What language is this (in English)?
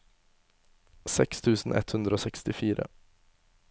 Norwegian